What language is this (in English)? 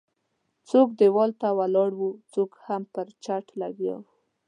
Pashto